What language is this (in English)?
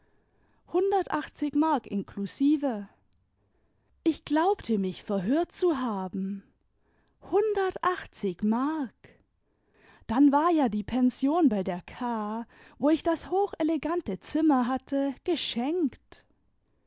German